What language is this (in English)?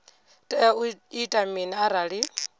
Venda